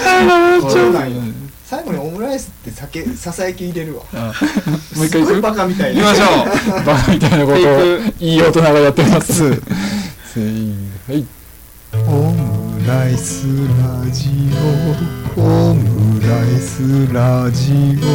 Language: Japanese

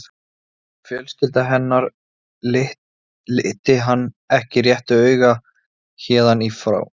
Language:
Icelandic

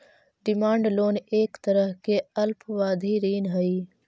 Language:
Magahi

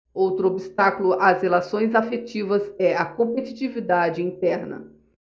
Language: Portuguese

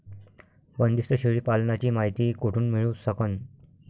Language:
Marathi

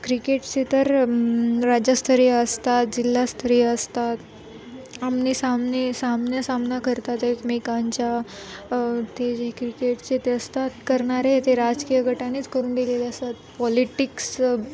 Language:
Marathi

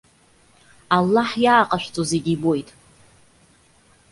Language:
Abkhazian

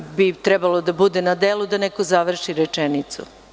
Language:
Serbian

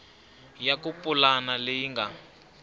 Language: Tsonga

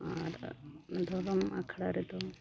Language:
Santali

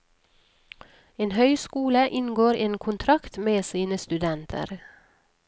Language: Norwegian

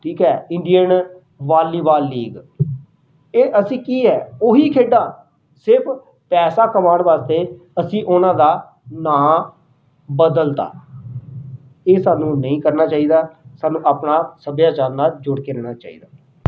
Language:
Punjabi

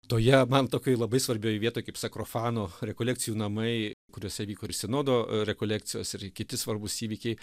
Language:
Lithuanian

